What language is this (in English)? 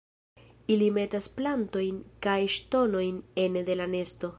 Esperanto